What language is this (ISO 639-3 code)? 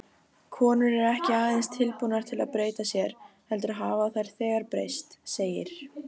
isl